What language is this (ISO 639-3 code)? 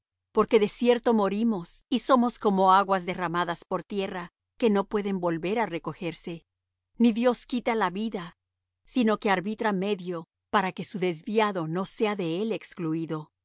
spa